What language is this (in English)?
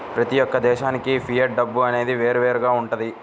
Telugu